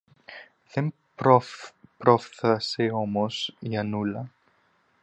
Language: Greek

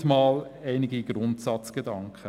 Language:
Swiss German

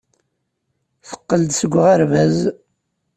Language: Kabyle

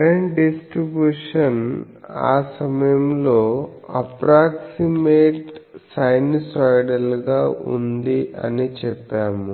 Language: Telugu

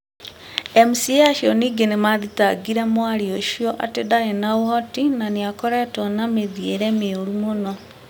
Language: Kikuyu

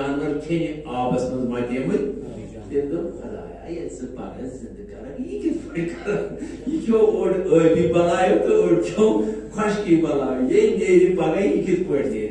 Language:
Romanian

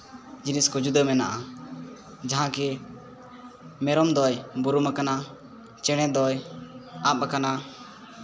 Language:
Santali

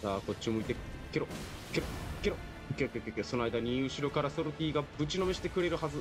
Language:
Japanese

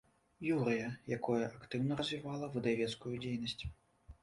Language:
Belarusian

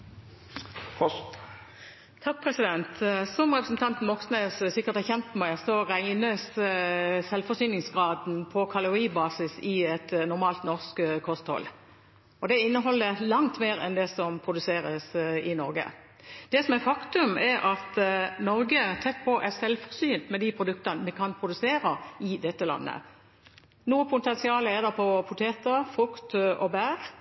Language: Norwegian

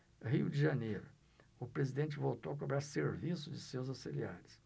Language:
Portuguese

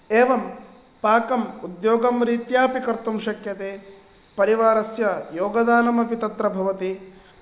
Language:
Sanskrit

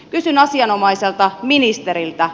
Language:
Finnish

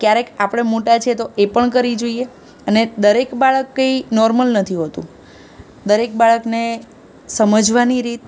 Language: Gujarati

